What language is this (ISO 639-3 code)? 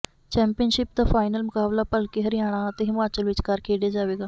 pan